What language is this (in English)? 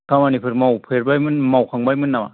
Bodo